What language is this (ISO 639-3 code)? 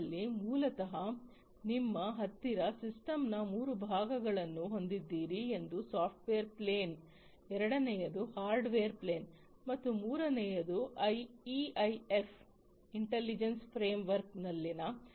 kan